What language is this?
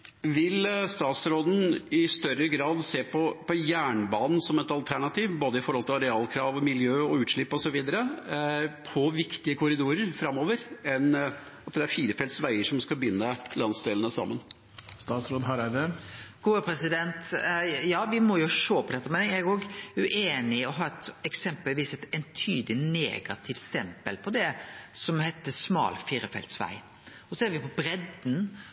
Norwegian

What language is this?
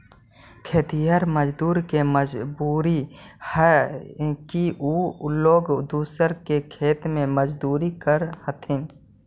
Magahi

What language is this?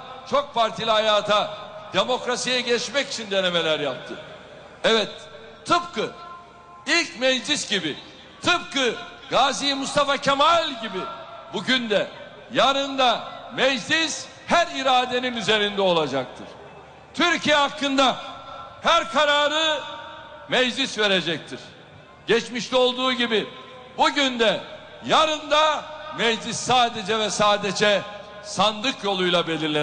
Turkish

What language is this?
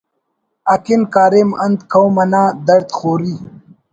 Brahui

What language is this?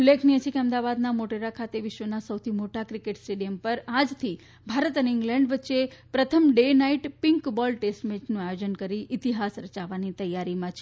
Gujarati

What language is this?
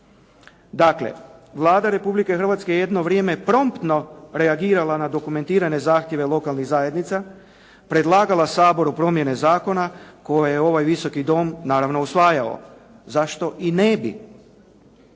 Croatian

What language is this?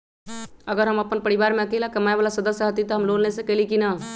Magahi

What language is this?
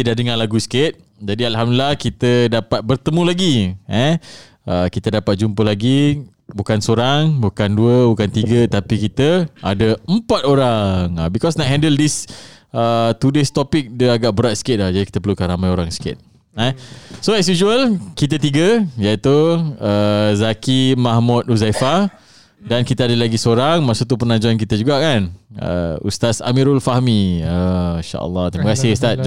Malay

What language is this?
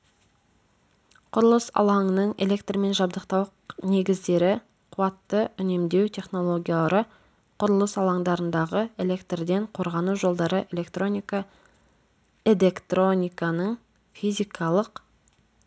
Kazakh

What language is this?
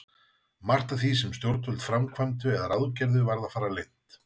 Icelandic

